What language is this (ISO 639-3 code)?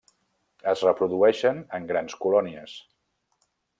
cat